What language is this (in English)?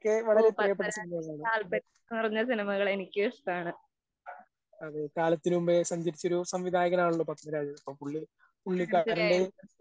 Malayalam